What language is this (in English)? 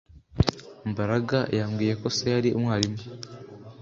Kinyarwanda